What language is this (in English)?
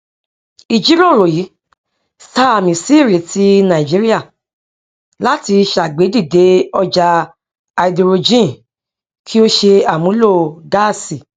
Yoruba